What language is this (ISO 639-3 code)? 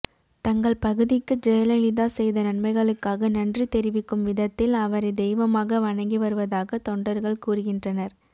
tam